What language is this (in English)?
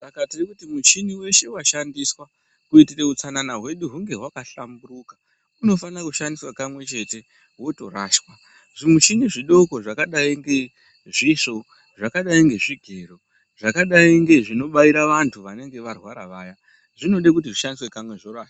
Ndau